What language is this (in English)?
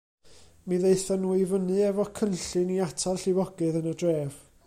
Welsh